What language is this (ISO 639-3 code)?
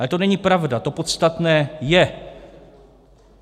ces